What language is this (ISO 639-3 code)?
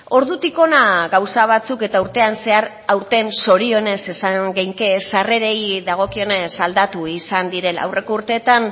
eus